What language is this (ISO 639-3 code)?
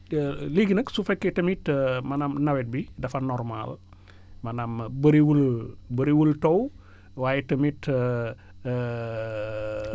wol